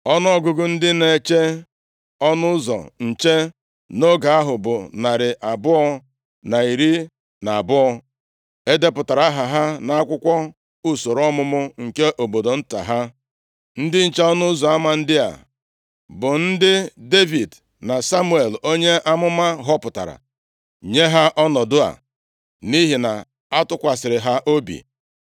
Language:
Igbo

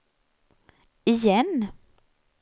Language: Swedish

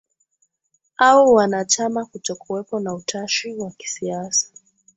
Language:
Swahili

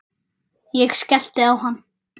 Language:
Icelandic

